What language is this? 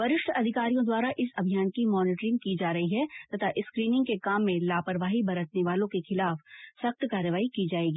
Hindi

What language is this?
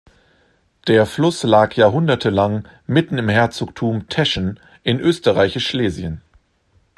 German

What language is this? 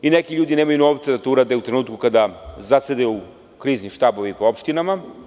Serbian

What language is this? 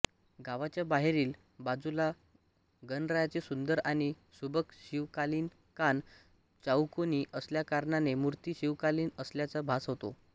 Marathi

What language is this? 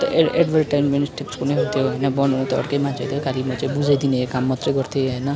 Nepali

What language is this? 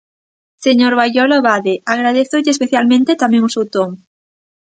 Galician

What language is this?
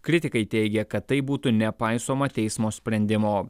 Lithuanian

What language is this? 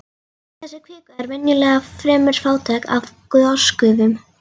Icelandic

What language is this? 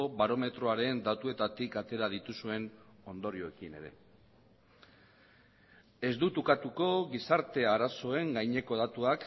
Basque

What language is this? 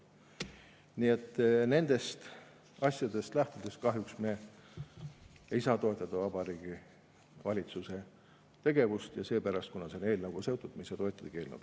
Estonian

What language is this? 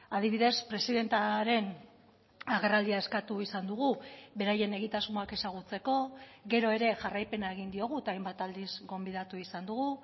Basque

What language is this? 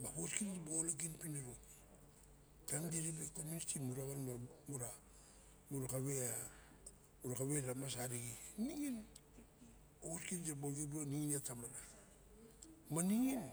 Barok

